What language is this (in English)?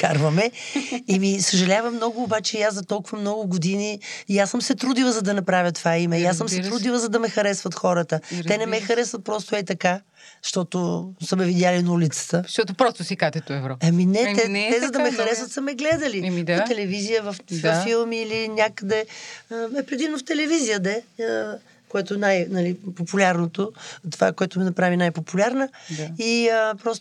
Bulgarian